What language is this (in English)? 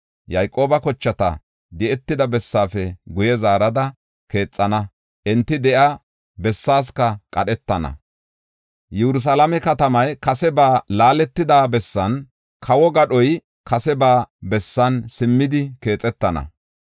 Gofa